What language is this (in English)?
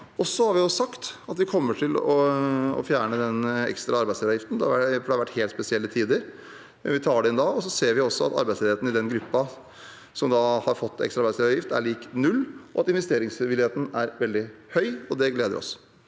Norwegian